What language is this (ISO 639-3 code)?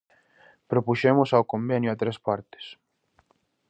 glg